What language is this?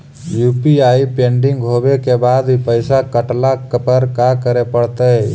Magahi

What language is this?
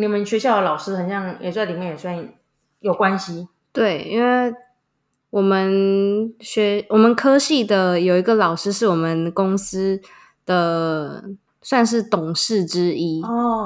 Chinese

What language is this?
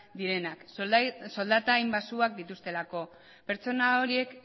Basque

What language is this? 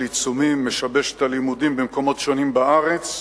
Hebrew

